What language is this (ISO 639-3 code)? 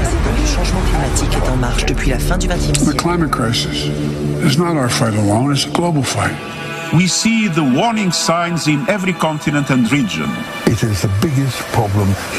ita